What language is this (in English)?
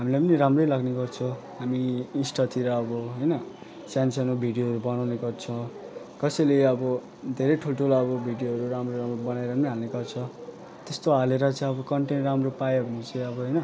Nepali